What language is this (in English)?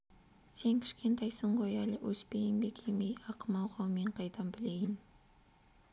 Kazakh